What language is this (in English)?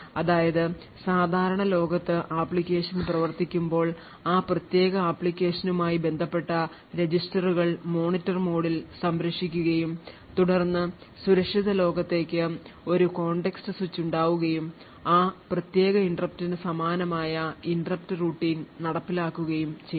Malayalam